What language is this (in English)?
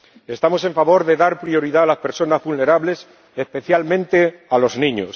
Spanish